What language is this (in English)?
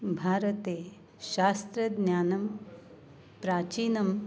Sanskrit